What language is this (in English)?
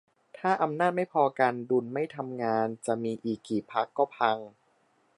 Thai